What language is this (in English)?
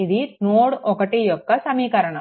Telugu